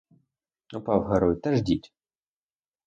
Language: Ukrainian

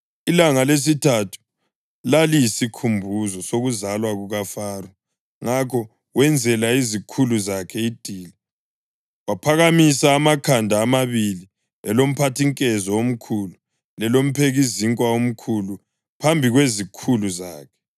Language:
North Ndebele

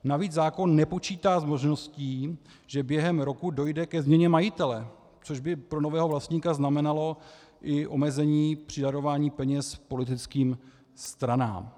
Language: Czech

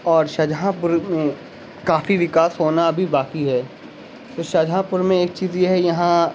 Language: Urdu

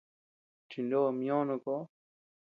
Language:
Tepeuxila Cuicatec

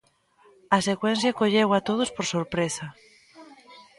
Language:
Galician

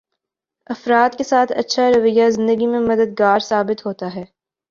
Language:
Urdu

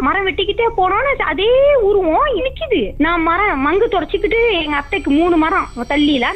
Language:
Tamil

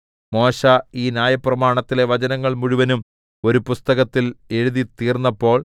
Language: Malayalam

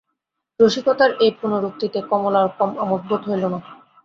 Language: Bangla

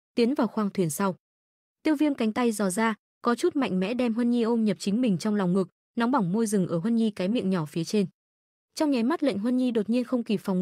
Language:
Vietnamese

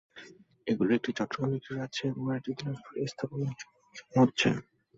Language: Bangla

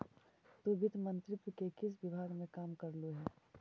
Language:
Magahi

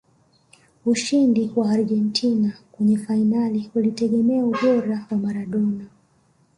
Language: Swahili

